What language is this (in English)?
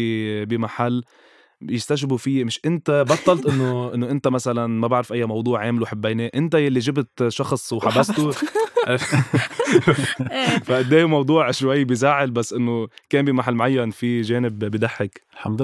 Arabic